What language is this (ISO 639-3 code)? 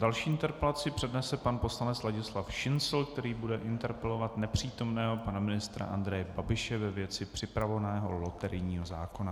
ces